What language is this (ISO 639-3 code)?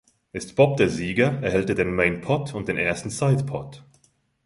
deu